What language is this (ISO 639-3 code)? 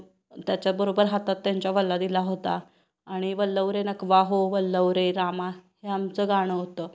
mar